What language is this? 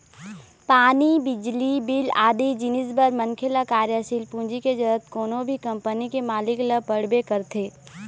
Chhattisgarhi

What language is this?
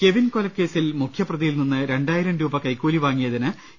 Malayalam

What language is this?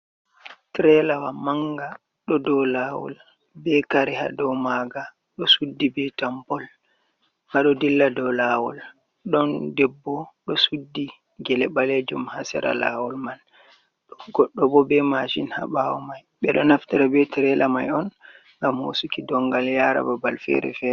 Fula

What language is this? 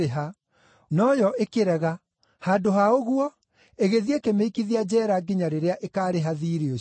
Kikuyu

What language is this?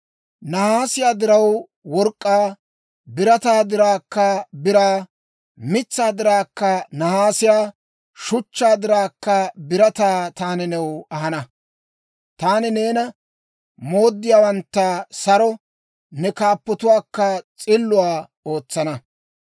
Dawro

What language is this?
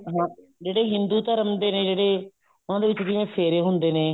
Punjabi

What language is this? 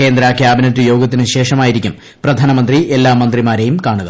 Malayalam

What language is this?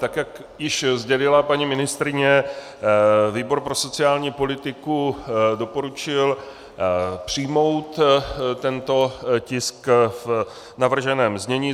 Czech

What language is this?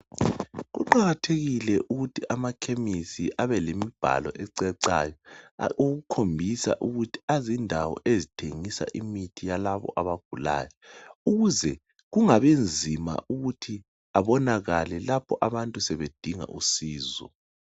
North Ndebele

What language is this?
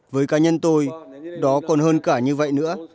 Vietnamese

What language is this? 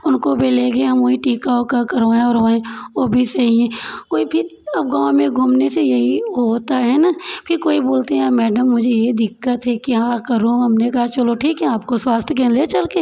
Hindi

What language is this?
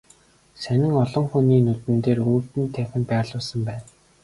Mongolian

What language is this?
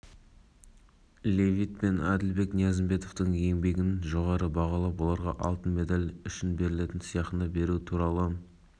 Kazakh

